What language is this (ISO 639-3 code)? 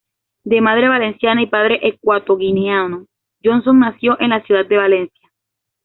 spa